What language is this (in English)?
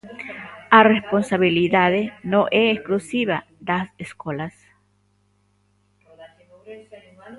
Galician